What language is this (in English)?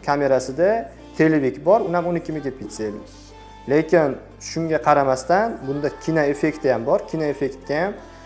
Turkish